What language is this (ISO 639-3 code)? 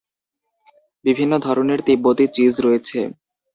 ben